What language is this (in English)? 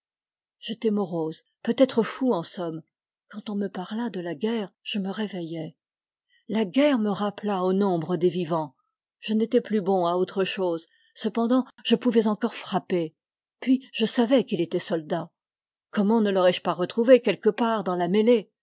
French